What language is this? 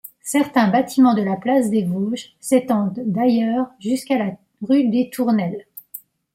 French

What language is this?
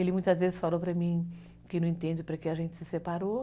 Portuguese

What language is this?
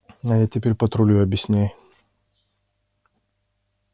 Russian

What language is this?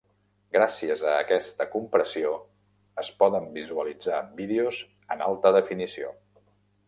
Catalan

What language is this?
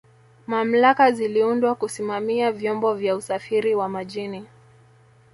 Swahili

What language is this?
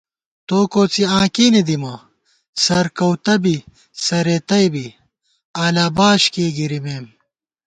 Gawar-Bati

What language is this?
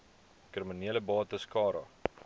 Afrikaans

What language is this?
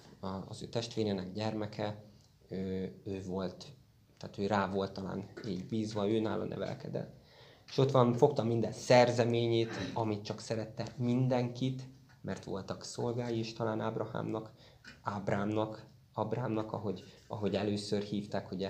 Hungarian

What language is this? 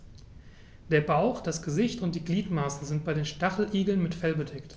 German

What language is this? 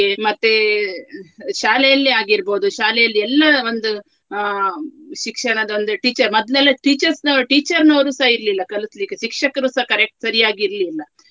Kannada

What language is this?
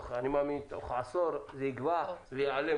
Hebrew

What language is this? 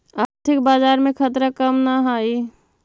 Magahi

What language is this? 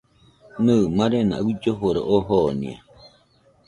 Nüpode Huitoto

